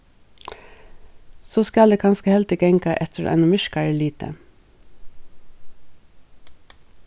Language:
Faroese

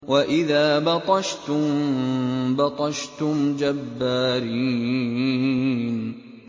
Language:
Arabic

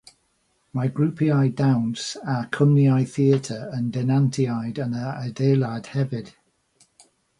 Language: Welsh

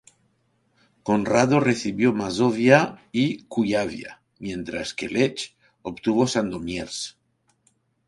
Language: Spanish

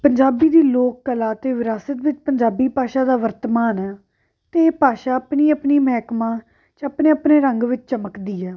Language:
Punjabi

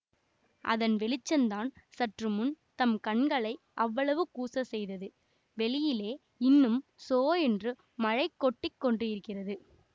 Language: Tamil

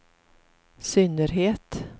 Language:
Swedish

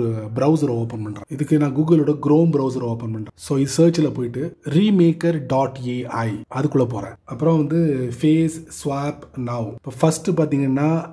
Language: Tamil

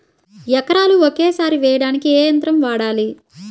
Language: Telugu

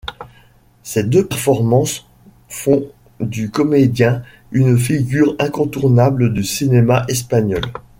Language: French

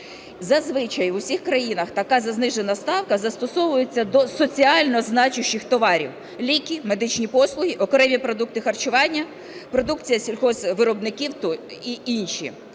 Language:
Ukrainian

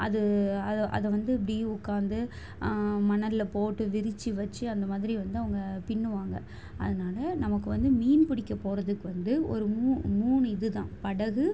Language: Tamil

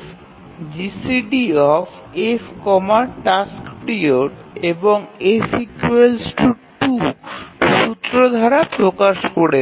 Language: Bangla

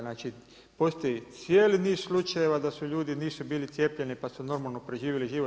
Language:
Croatian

